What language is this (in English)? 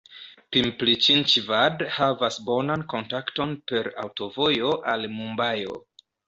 Esperanto